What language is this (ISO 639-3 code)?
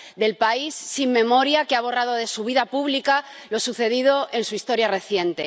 spa